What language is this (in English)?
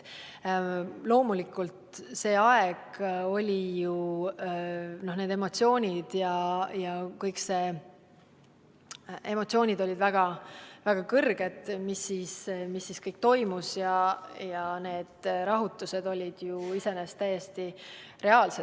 Estonian